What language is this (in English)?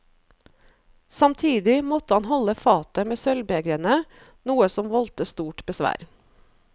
Norwegian